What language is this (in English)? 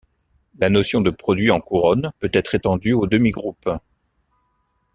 French